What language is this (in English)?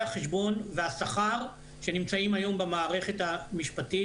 Hebrew